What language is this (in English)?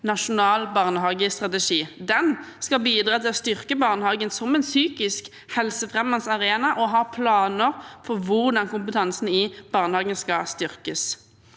Norwegian